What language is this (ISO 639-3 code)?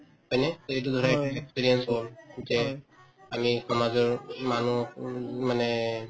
asm